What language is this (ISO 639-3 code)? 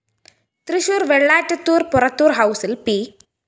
mal